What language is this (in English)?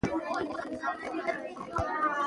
Pashto